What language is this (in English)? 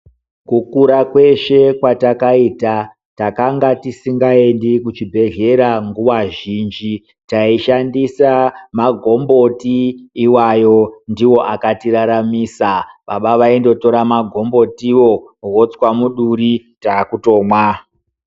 Ndau